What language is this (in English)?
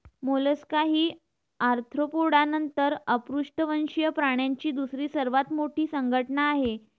Marathi